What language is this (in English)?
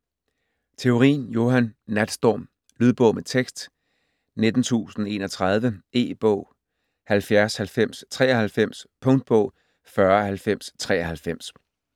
Danish